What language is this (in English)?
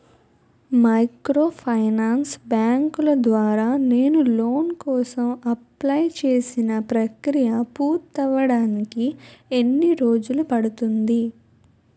Telugu